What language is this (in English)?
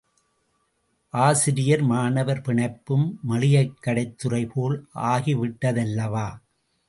Tamil